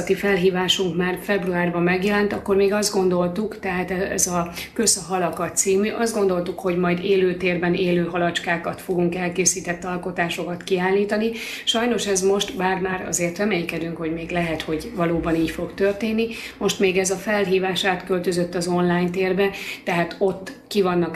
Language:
Hungarian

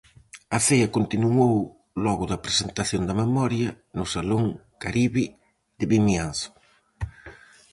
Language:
Galician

